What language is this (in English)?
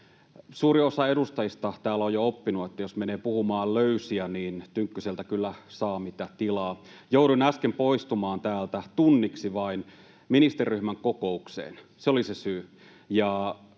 Finnish